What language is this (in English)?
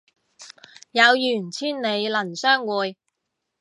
Cantonese